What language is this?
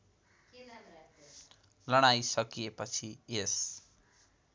Nepali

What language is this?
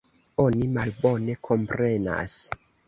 Esperanto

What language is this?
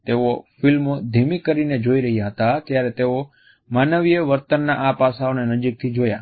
Gujarati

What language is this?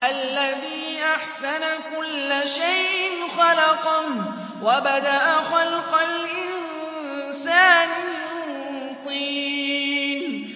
Arabic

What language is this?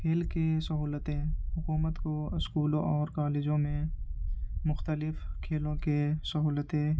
Urdu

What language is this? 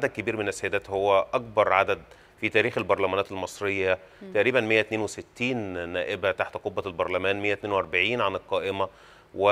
Arabic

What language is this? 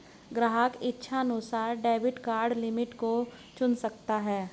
Hindi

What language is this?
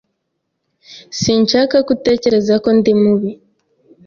Kinyarwanda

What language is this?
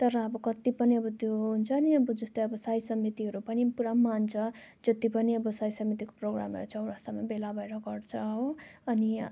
Nepali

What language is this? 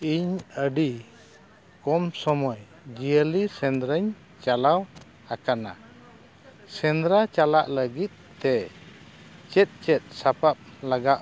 Santali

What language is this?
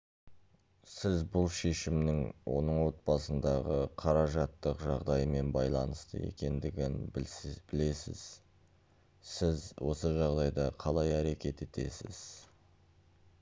Kazakh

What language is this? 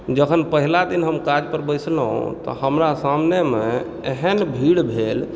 Maithili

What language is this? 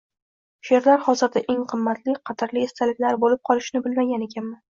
Uzbek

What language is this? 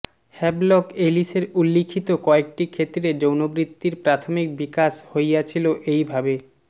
Bangla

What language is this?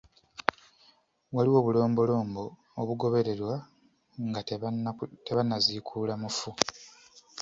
Ganda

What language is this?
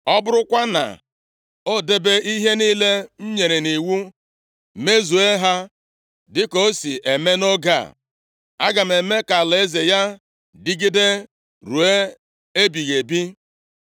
Igbo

